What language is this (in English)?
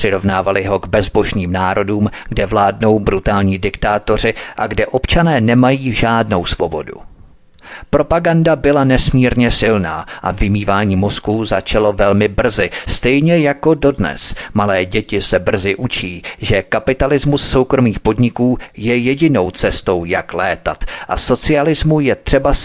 Czech